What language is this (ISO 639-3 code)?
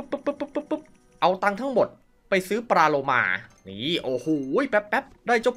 tha